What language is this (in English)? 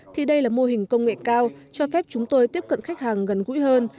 Vietnamese